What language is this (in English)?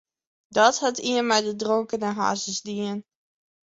Western Frisian